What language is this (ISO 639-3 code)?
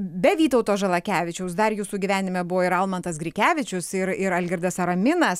lit